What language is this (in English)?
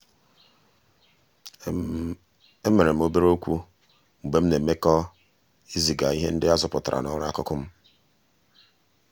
Igbo